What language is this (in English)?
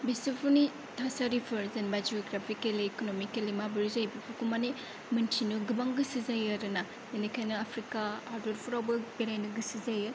Bodo